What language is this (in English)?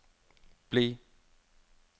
Norwegian